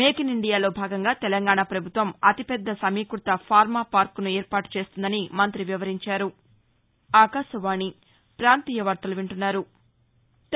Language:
Telugu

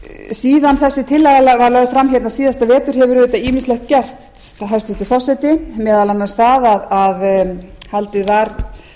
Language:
Icelandic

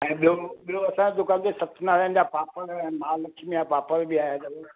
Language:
Sindhi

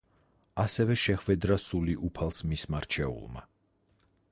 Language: Georgian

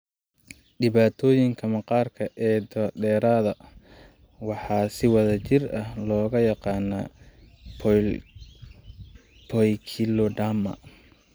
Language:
Somali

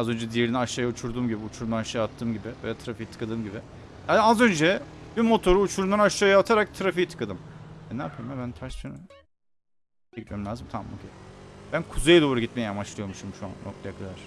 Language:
Turkish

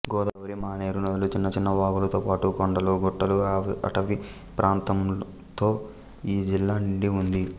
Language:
Telugu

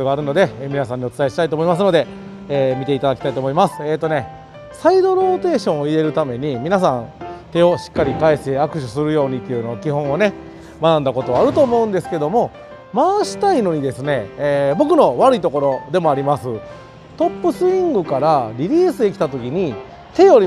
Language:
Japanese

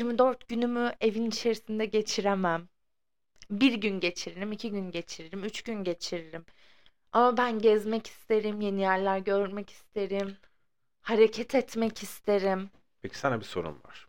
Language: Turkish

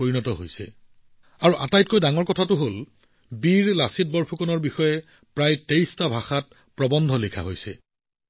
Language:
Assamese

